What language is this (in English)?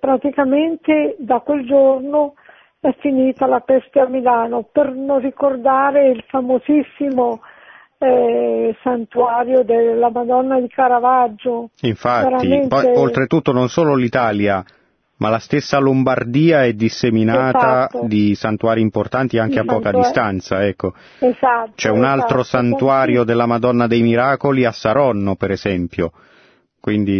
Italian